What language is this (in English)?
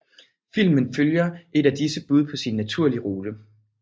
Danish